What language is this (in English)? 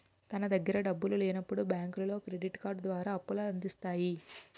Telugu